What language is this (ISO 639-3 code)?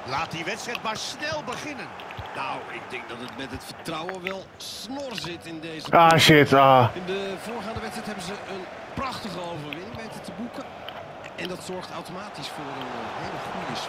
nld